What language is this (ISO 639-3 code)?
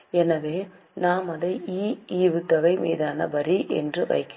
tam